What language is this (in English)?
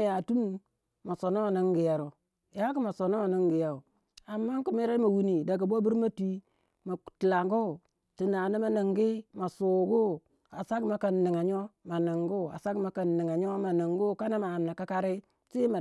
Waja